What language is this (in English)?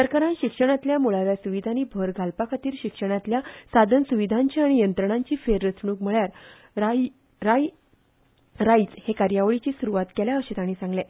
Konkani